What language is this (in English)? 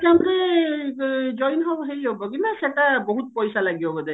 Odia